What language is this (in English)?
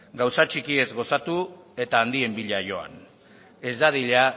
Basque